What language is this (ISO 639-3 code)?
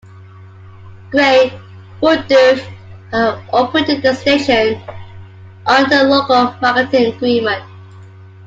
eng